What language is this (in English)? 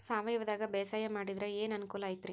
Kannada